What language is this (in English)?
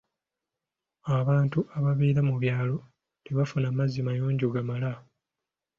Ganda